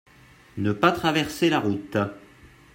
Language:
French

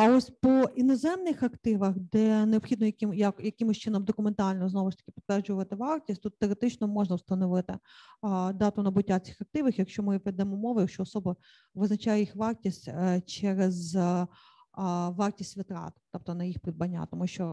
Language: Ukrainian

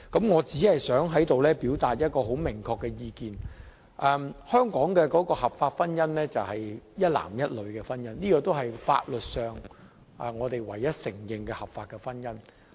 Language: Cantonese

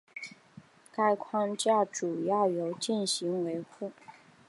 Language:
Chinese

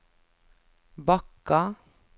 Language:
Norwegian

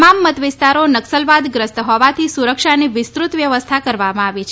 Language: Gujarati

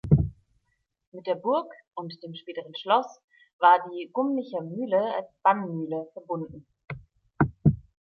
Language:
German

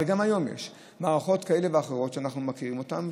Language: Hebrew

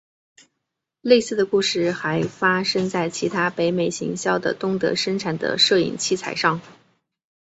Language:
Chinese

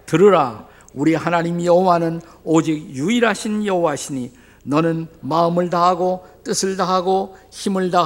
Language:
Korean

